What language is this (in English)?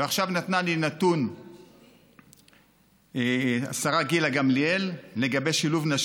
Hebrew